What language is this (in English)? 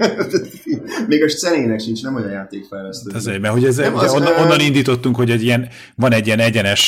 Hungarian